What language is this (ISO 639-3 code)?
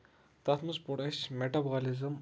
kas